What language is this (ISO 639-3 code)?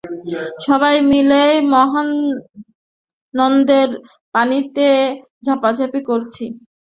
ben